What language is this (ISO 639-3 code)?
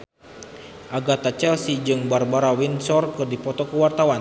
sun